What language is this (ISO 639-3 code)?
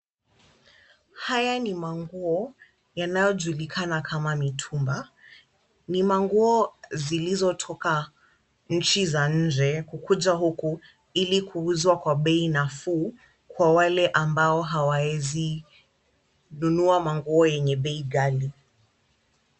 swa